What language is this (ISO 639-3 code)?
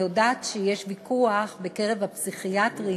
heb